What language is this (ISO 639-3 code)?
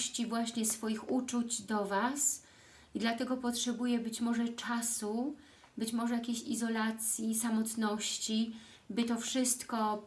pol